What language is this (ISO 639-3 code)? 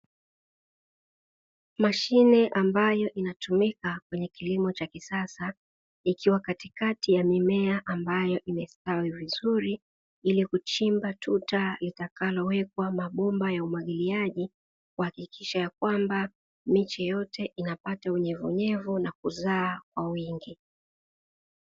swa